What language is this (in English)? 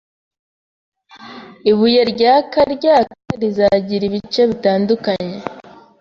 Kinyarwanda